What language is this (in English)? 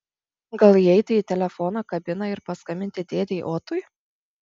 Lithuanian